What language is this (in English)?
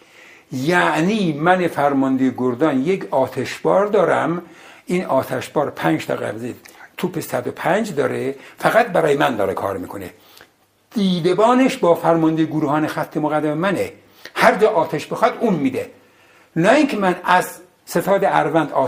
Persian